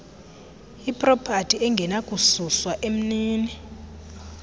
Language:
Xhosa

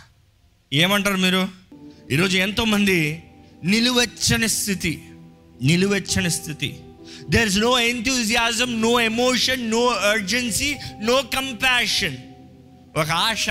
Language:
Telugu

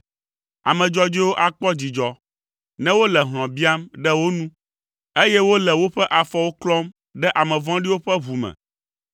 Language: Ewe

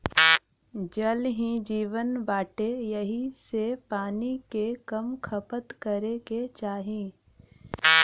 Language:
Bhojpuri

